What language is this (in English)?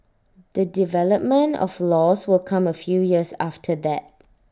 English